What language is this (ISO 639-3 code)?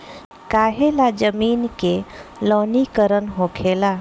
bho